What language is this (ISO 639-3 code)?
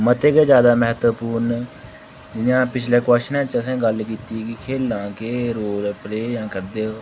doi